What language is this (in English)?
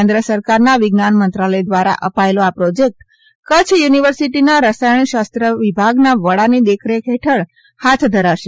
Gujarati